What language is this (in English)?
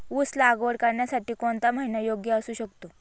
Marathi